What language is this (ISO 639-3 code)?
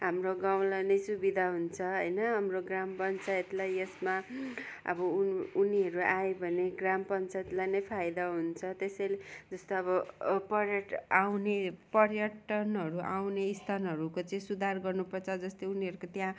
nep